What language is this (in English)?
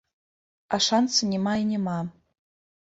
Belarusian